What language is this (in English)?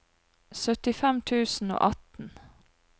Norwegian